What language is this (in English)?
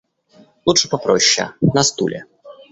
Russian